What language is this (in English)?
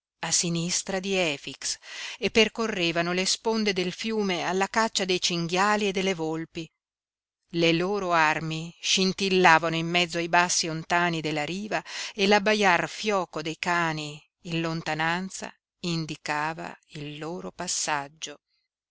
Italian